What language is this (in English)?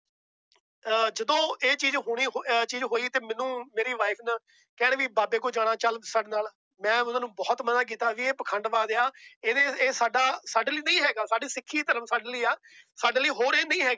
Punjabi